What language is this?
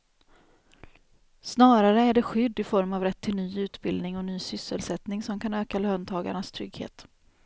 Swedish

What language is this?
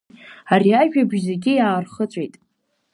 Abkhazian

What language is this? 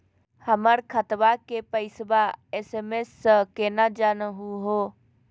Magahi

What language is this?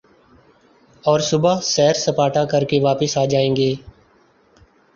Urdu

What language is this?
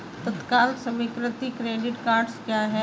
Hindi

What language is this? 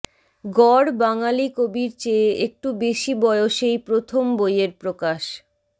Bangla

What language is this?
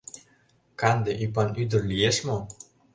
Mari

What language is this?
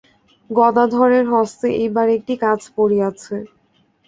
Bangla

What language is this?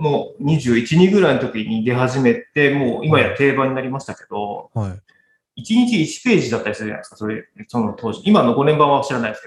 Japanese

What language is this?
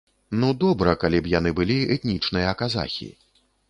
Belarusian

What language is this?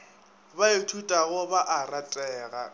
Northern Sotho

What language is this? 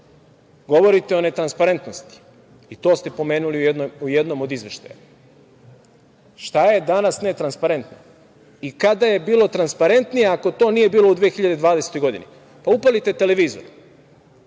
Serbian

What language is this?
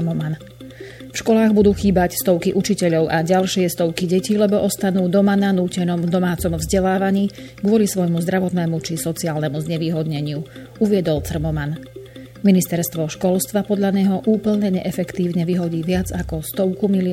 Slovak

